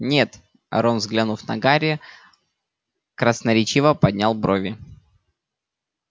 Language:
Russian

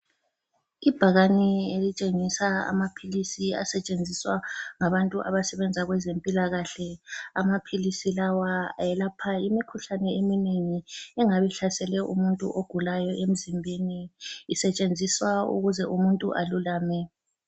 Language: North Ndebele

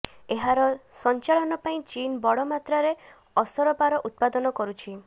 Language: Odia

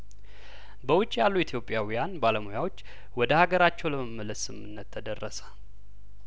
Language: Amharic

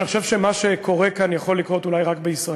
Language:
Hebrew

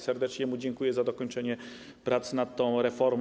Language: Polish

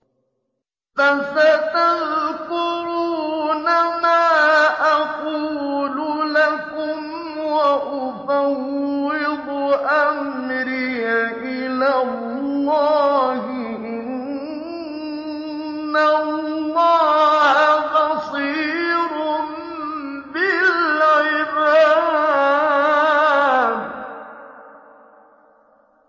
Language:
Arabic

